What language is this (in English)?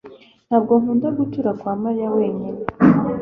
Kinyarwanda